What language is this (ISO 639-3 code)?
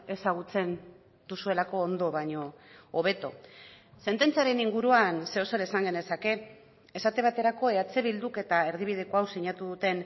eus